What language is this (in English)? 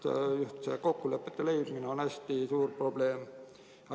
Estonian